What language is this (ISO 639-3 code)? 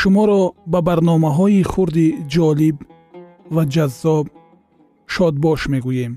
fas